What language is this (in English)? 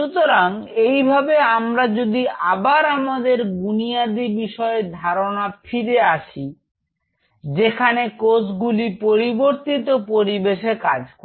Bangla